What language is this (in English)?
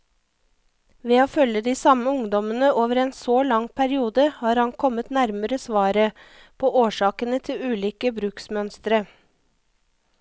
Norwegian